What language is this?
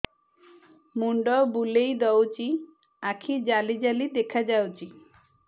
Odia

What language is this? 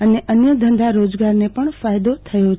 Gujarati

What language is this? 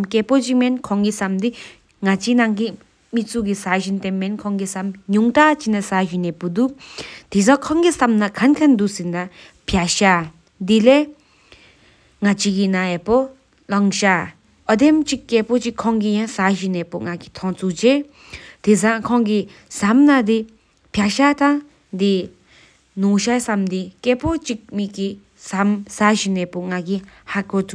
Sikkimese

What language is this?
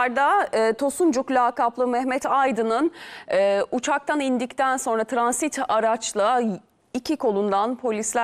Turkish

